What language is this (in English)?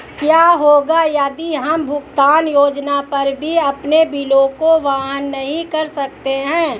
Hindi